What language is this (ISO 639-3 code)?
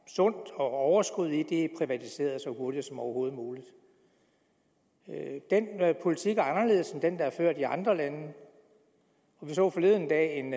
dan